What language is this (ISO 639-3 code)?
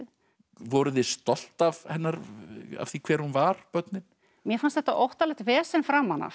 isl